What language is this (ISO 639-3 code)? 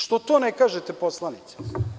srp